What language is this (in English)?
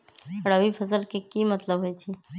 Magahi